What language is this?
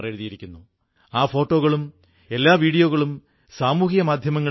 Malayalam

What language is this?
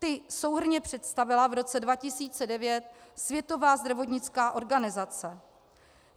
Czech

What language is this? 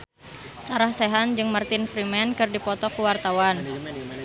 Sundanese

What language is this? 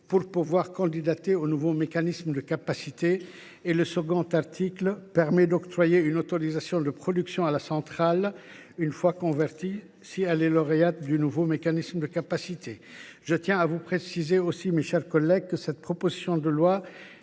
French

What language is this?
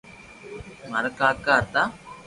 Loarki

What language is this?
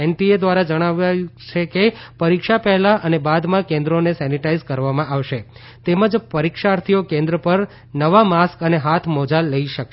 Gujarati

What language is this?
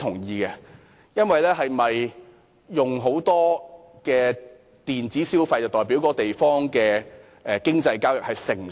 Cantonese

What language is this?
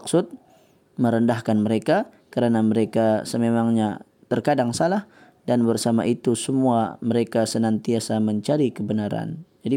Malay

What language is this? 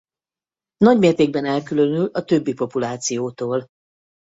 Hungarian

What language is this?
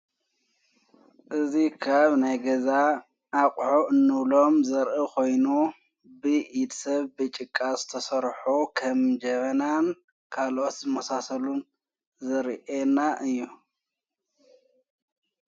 Tigrinya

